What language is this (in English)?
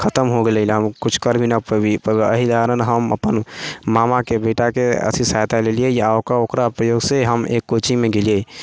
Maithili